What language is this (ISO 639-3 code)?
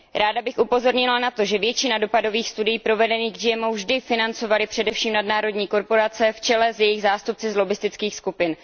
ces